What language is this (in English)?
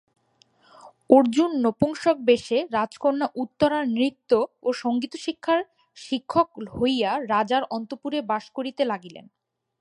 Bangla